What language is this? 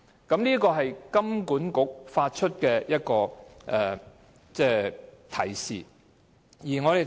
Cantonese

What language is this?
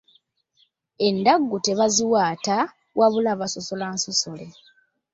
Ganda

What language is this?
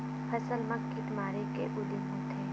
Chhattisgarhi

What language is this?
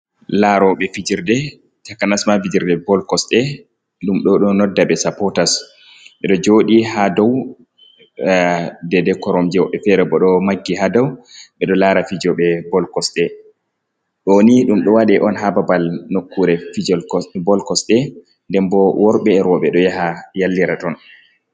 Fula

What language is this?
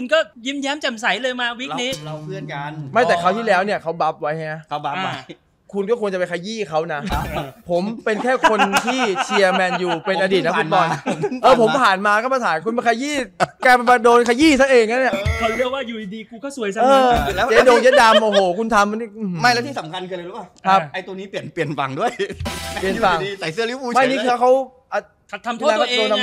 Thai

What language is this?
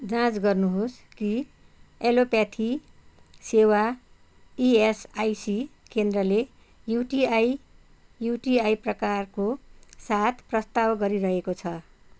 Nepali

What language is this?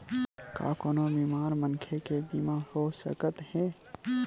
Chhattisgarhi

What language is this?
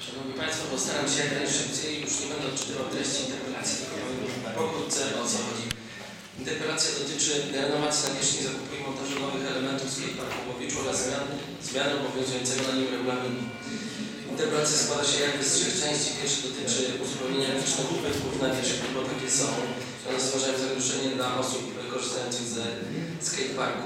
Polish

